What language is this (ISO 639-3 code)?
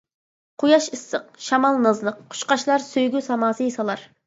uig